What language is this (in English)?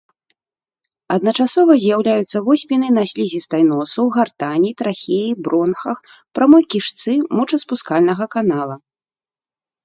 Belarusian